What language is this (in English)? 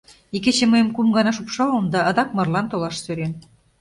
Mari